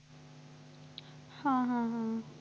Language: Marathi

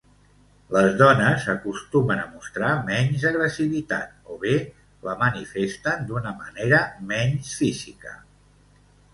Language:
Catalan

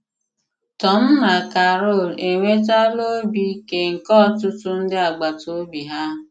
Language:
Igbo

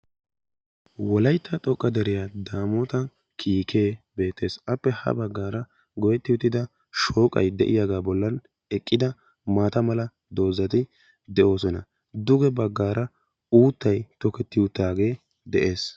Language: Wolaytta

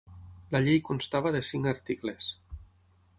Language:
Catalan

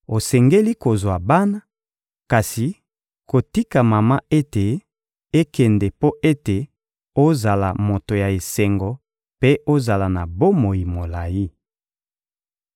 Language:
Lingala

